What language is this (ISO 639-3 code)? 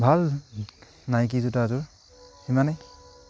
asm